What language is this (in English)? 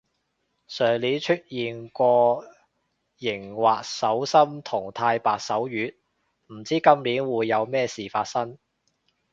Cantonese